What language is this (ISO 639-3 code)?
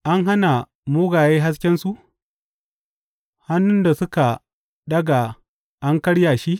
hau